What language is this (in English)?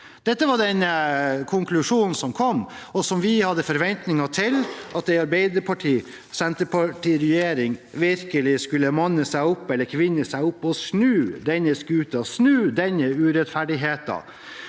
Norwegian